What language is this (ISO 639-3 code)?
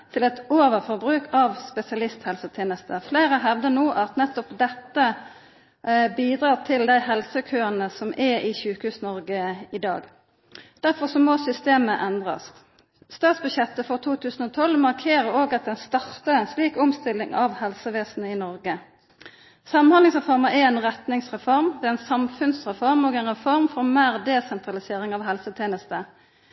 nno